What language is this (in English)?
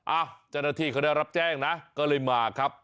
Thai